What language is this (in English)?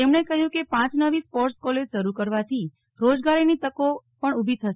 Gujarati